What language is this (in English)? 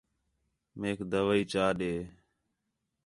Khetrani